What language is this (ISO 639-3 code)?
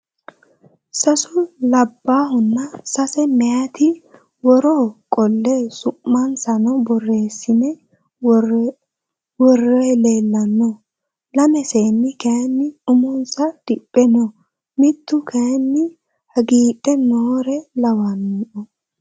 sid